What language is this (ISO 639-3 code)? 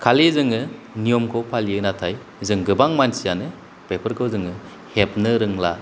brx